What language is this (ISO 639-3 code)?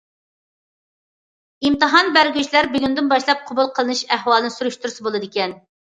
uig